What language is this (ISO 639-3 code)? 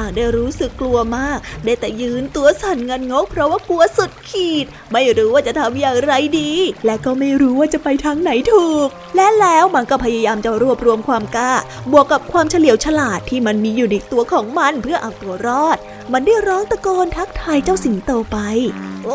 tha